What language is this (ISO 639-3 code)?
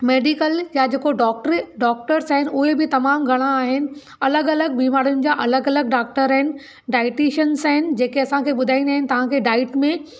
snd